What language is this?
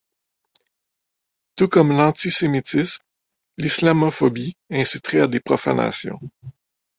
French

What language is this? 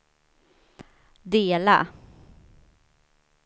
Swedish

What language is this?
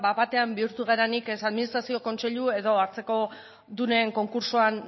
Basque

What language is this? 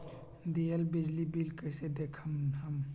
Magahi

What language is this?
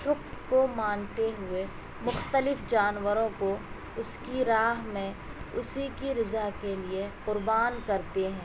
Urdu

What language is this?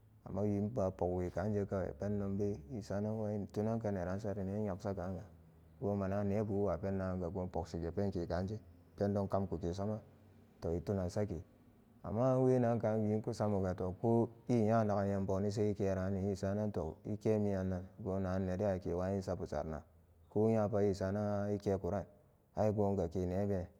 Samba Daka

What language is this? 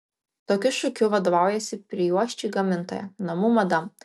Lithuanian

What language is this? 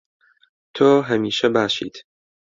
Central Kurdish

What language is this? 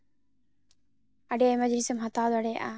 Santali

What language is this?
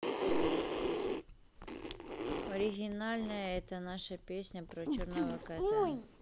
Russian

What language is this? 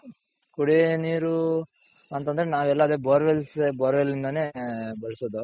Kannada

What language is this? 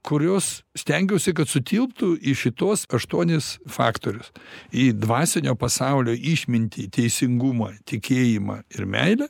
Lithuanian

